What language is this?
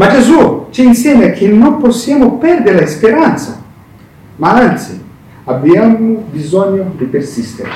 Italian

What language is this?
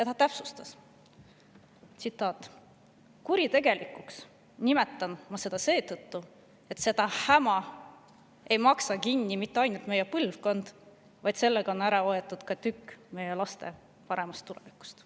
Estonian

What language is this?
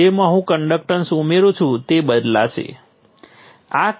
Gujarati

